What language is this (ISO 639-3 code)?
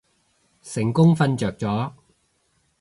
yue